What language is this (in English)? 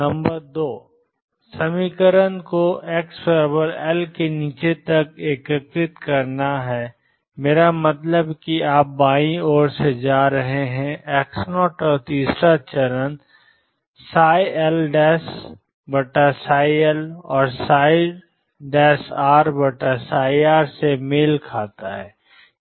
Hindi